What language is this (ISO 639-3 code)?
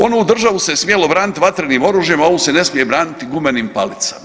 hrv